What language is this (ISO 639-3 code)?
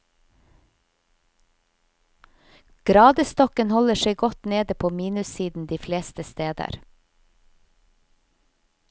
nor